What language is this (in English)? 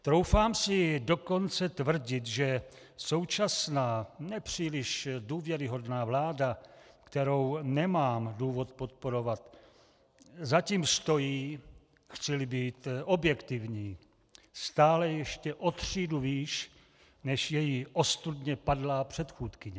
Czech